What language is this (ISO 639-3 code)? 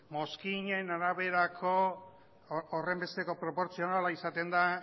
eus